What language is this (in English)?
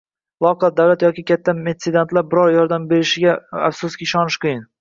Uzbek